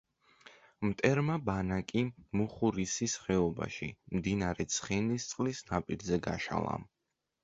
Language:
Georgian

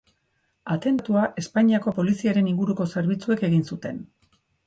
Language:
Basque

